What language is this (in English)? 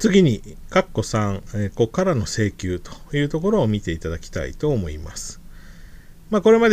Japanese